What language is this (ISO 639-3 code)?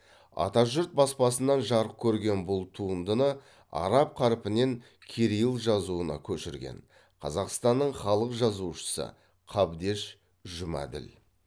kaz